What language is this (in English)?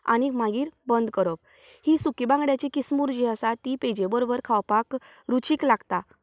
Konkani